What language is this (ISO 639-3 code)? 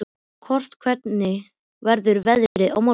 isl